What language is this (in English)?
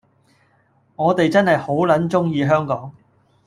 Cantonese